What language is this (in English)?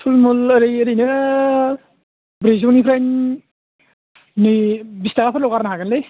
Bodo